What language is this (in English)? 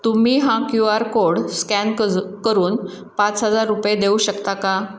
Marathi